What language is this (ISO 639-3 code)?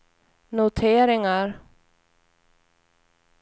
swe